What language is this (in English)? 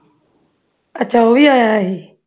Punjabi